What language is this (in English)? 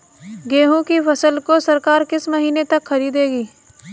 Hindi